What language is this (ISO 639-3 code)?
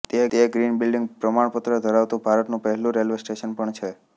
guj